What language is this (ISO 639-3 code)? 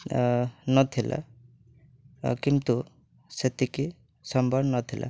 ori